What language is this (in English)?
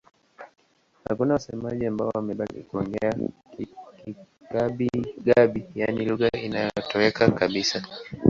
Swahili